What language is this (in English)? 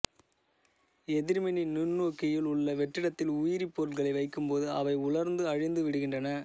Tamil